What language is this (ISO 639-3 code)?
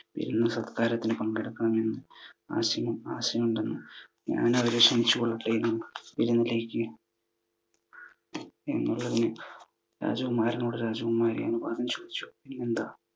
mal